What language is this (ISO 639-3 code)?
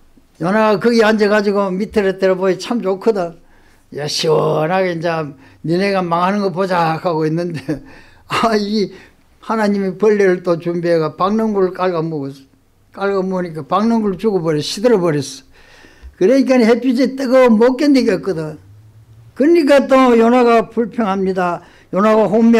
kor